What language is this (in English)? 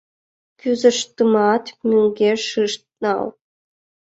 Mari